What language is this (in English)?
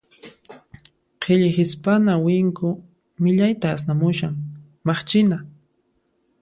Puno Quechua